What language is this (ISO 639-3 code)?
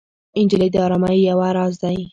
pus